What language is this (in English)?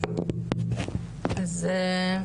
Hebrew